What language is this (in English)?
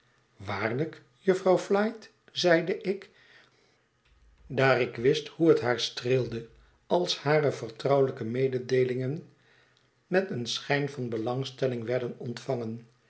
Dutch